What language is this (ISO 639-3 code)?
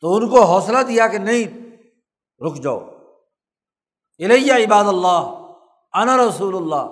urd